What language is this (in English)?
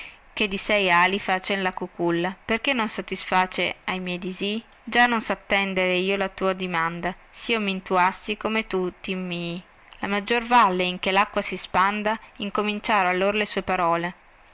Italian